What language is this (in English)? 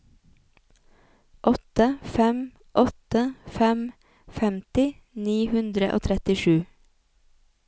Norwegian